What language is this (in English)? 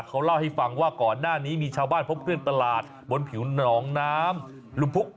Thai